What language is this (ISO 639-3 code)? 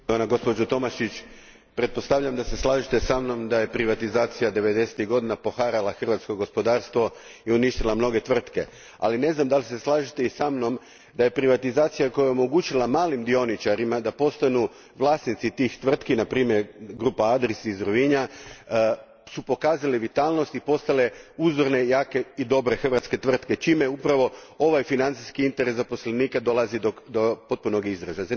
hrv